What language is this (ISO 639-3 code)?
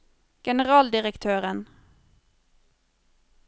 nor